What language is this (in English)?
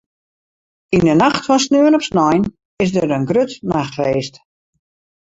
Western Frisian